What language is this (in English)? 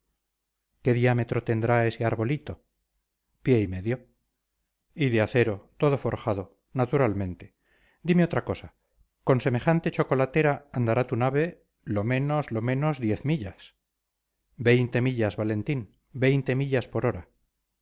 Spanish